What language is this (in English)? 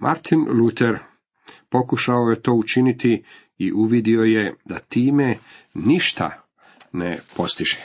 Croatian